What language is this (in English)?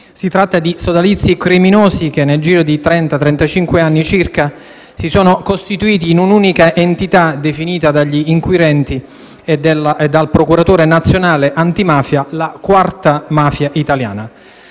Italian